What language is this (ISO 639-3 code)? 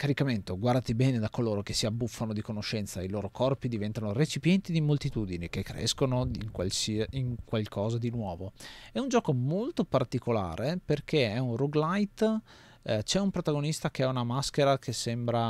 ita